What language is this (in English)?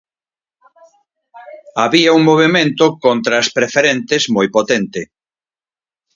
Galician